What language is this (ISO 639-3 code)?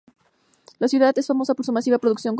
spa